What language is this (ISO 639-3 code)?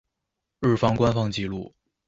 zho